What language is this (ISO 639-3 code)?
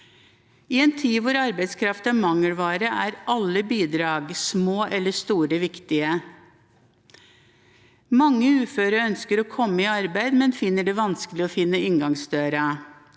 nor